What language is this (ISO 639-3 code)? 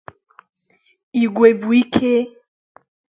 ibo